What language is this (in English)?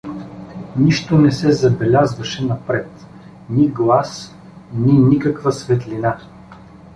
Bulgarian